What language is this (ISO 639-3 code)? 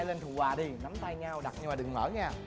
vie